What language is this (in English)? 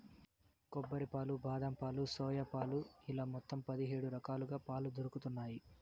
Telugu